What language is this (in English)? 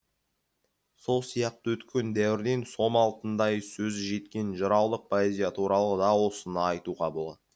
Kazakh